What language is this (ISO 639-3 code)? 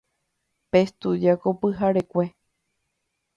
grn